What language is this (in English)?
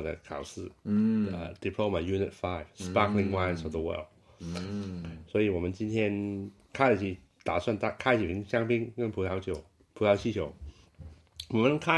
Chinese